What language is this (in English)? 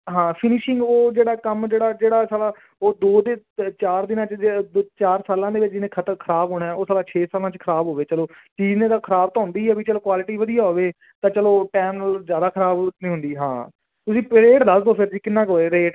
Punjabi